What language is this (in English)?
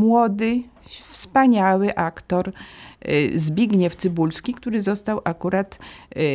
Polish